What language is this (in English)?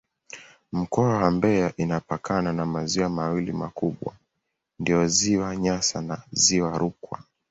Swahili